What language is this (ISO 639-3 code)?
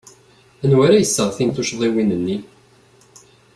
kab